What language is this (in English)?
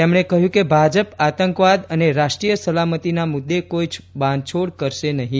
Gujarati